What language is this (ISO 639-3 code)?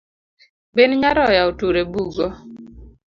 luo